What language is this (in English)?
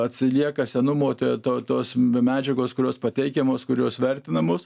Lithuanian